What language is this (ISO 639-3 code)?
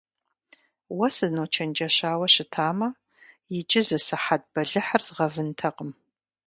kbd